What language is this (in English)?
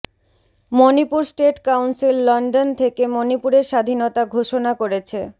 Bangla